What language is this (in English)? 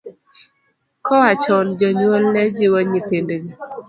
Luo (Kenya and Tanzania)